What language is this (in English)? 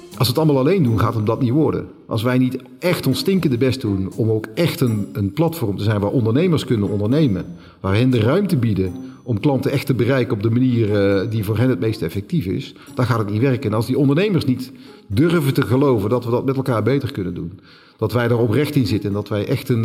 Dutch